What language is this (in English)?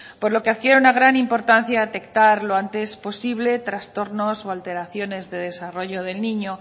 Spanish